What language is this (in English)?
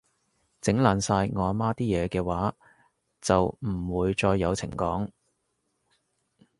Cantonese